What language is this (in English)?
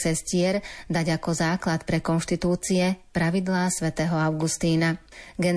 Slovak